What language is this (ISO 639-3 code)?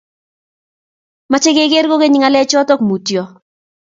kln